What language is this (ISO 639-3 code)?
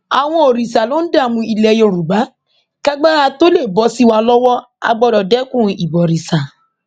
yor